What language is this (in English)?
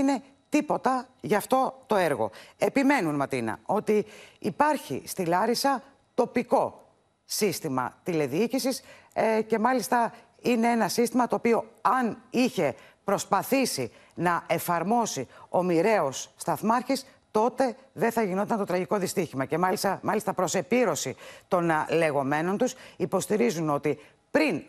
Greek